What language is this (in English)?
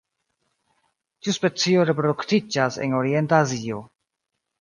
Esperanto